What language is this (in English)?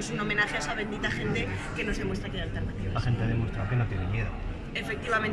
Spanish